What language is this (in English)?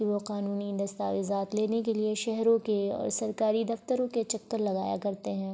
Urdu